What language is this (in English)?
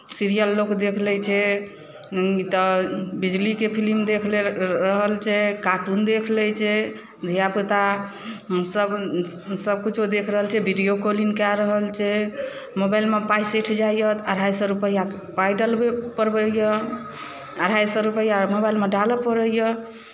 Maithili